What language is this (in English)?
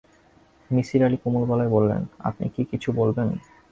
Bangla